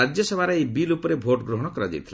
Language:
Odia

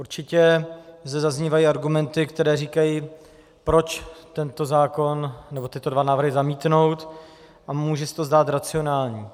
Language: Czech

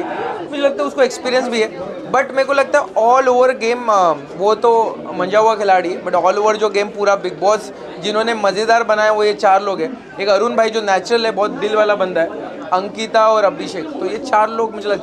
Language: Hindi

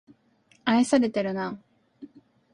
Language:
Japanese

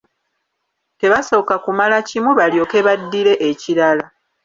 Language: Ganda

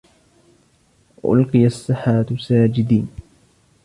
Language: Arabic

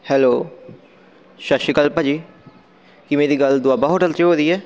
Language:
Punjabi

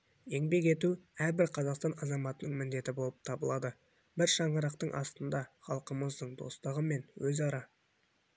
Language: Kazakh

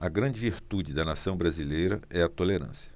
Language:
Portuguese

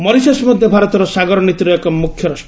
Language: Odia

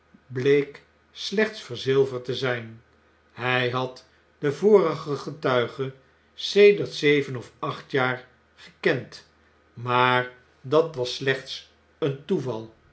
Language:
Dutch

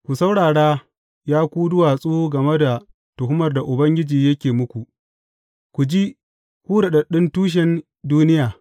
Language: Hausa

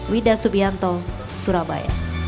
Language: Indonesian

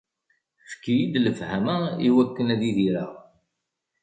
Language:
Kabyle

